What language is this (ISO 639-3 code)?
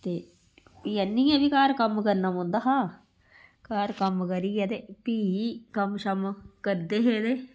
doi